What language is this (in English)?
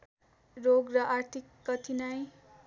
Nepali